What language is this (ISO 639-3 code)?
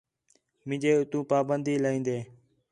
xhe